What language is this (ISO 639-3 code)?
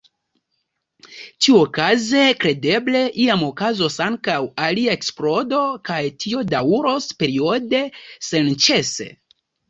epo